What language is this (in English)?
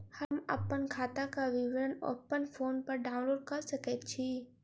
Maithili